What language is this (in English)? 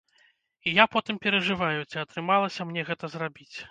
Belarusian